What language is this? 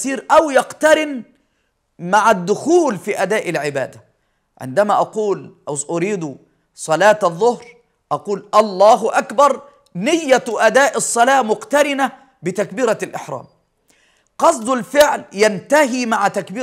Arabic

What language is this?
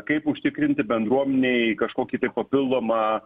Lithuanian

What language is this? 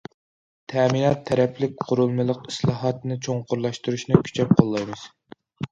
Uyghur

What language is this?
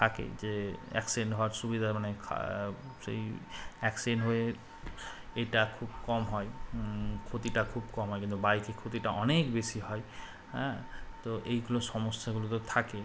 Bangla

